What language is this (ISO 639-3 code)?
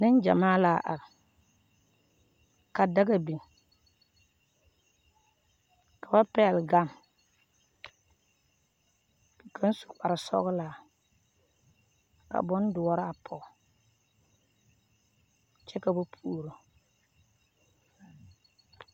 dga